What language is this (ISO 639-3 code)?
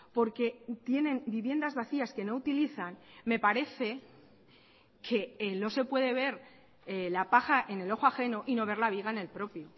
spa